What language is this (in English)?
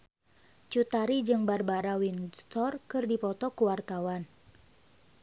Sundanese